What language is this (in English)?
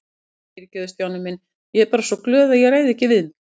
Icelandic